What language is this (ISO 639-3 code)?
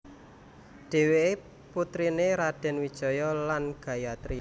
jav